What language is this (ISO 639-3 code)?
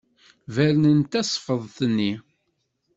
kab